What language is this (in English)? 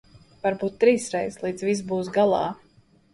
Latvian